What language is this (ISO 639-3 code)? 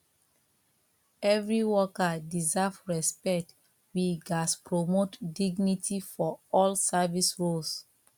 pcm